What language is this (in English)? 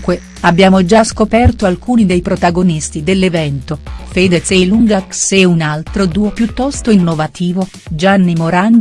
Italian